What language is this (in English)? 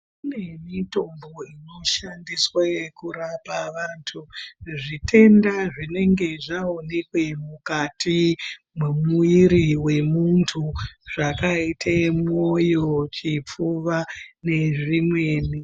Ndau